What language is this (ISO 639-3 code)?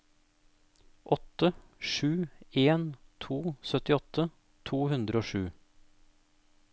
nor